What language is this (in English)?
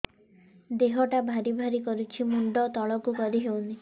Odia